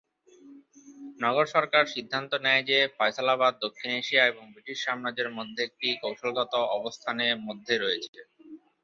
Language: Bangla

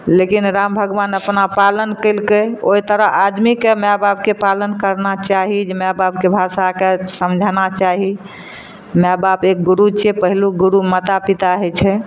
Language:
Maithili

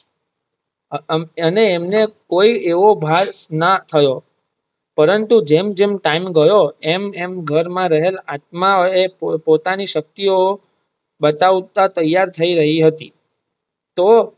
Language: Gujarati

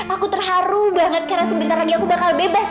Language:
Indonesian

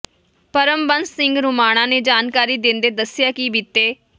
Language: Punjabi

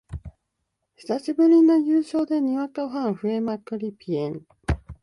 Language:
Japanese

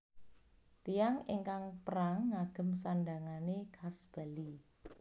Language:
Javanese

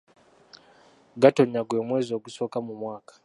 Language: Ganda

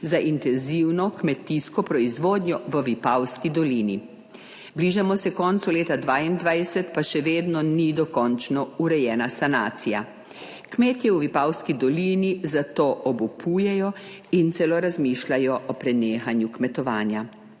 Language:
Slovenian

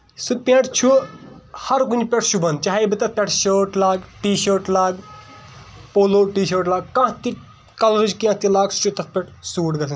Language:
Kashmiri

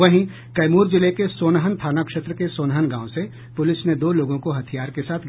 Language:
Hindi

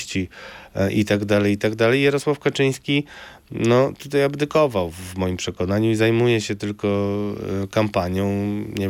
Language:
Polish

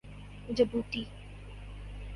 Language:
Urdu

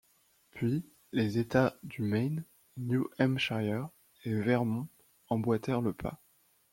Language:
French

